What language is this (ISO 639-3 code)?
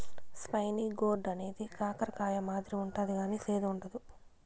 tel